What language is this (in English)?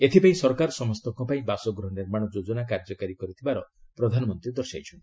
Odia